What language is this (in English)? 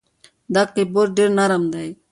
Pashto